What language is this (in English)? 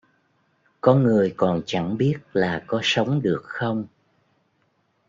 Vietnamese